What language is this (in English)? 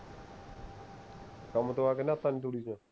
Punjabi